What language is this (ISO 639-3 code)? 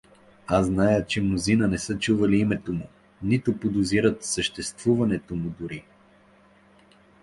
bul